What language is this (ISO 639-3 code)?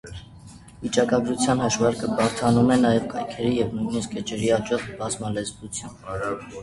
hye